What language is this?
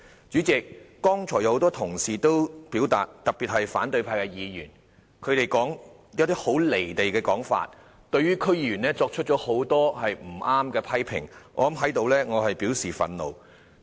Cantonese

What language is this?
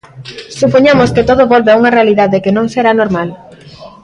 Galician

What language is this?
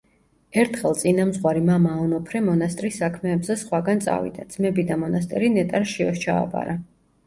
Georgian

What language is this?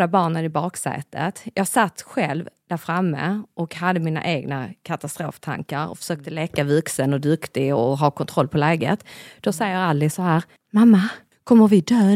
Swedish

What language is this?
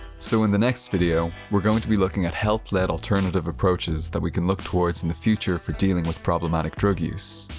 English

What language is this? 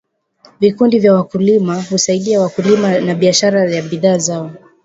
Swahili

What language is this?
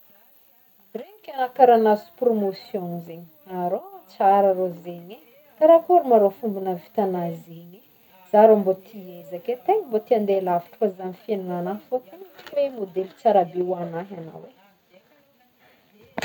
Northern Betsimisaraka Malagasy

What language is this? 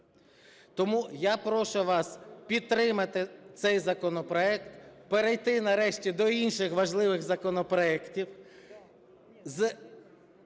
Ukrainian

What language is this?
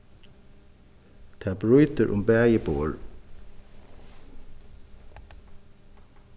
Faroese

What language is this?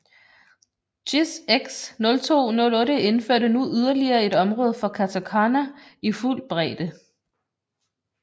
Danish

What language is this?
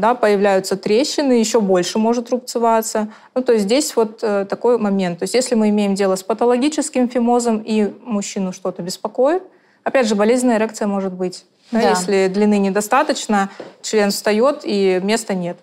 Russian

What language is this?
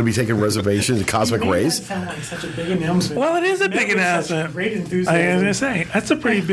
English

